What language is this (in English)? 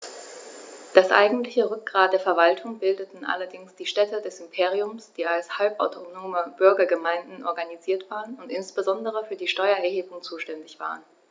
German